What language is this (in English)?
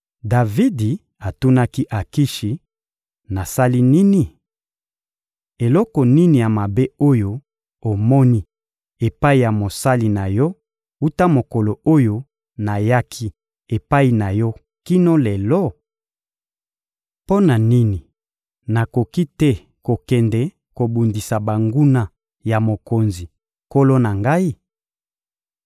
Lingala